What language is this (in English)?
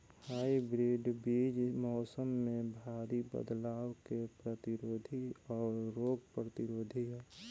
Bhojpuri